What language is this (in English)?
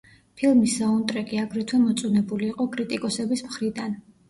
Georgian